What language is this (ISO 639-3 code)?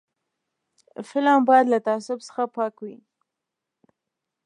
pus